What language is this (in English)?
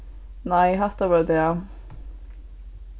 Faroese